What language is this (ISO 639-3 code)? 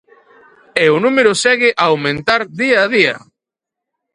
glg